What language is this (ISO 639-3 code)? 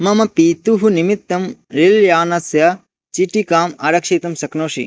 san